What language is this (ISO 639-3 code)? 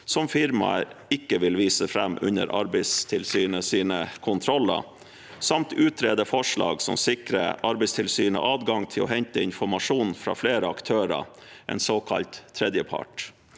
nor